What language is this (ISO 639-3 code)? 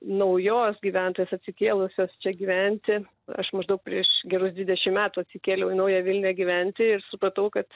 lit